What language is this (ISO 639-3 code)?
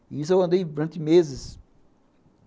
por